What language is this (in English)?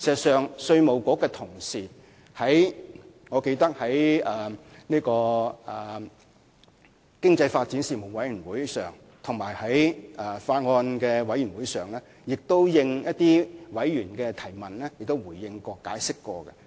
Cantonese